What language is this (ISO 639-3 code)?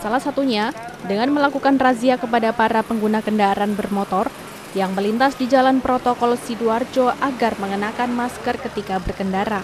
ind